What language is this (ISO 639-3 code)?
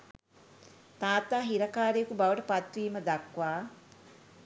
sin